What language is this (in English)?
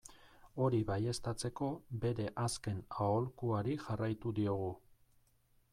Basque